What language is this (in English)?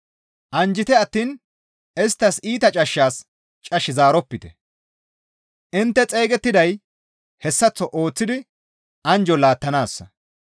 Gamo